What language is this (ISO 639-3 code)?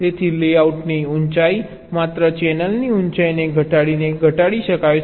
guj